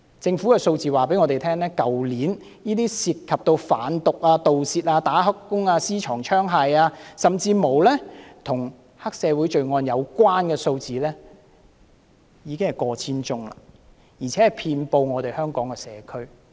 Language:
Cantonese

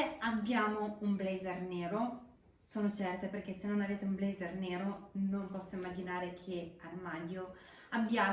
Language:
Italian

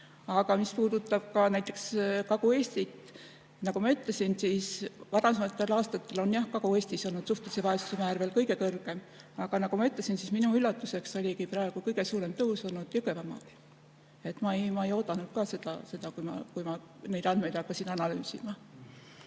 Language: Estonian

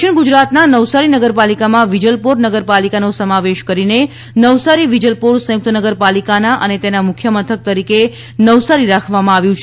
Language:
Gujarati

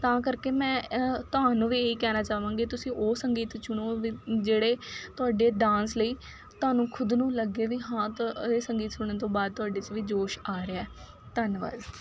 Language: Punjabi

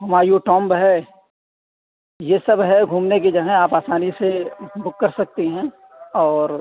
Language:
Urdu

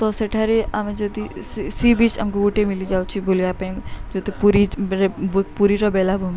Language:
Odia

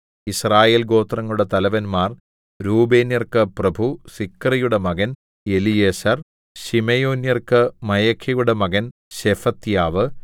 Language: Malayalam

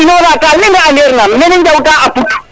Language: Serer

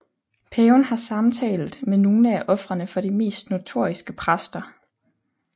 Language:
Danish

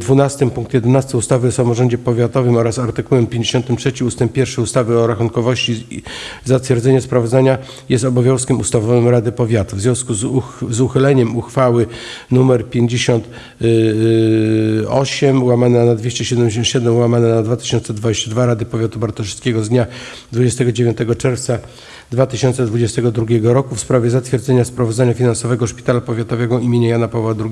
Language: Polish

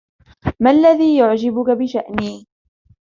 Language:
Arabic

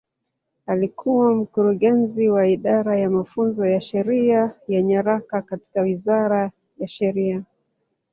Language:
Swahili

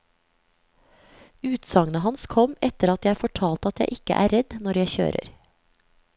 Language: Norwegian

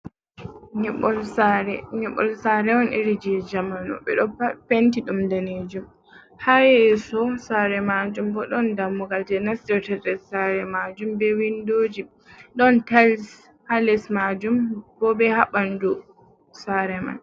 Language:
Fula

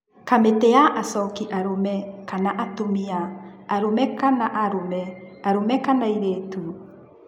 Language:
Kikuyu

